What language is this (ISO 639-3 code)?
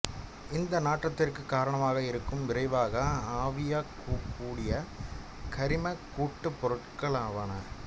tam